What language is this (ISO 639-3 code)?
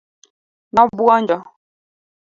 luo